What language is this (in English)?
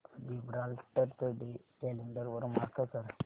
Marathi